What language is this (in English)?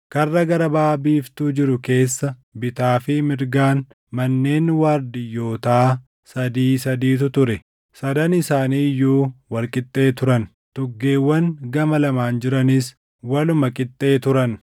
Oromo